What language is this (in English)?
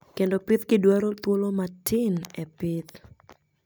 Luo (Kenya and Tanzania)